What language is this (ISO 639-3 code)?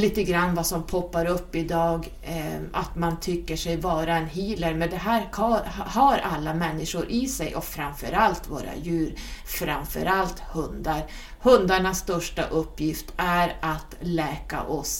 swe